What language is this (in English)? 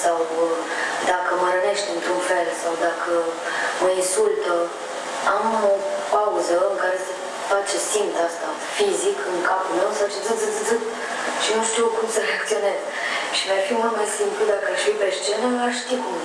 Romanian